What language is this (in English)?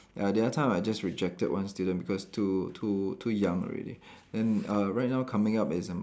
English